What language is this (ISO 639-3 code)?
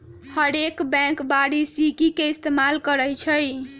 mag